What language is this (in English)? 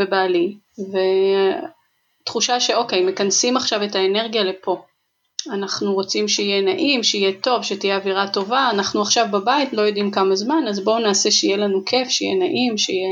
Hebrew